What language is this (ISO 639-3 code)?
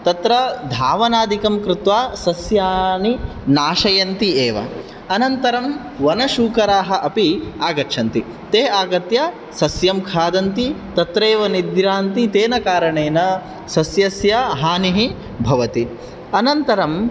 san